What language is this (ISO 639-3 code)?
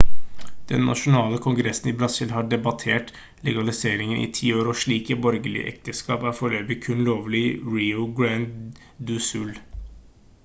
nob